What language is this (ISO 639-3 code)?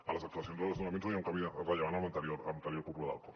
cat